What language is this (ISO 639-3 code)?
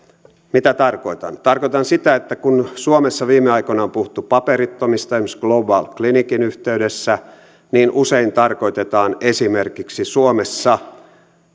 fin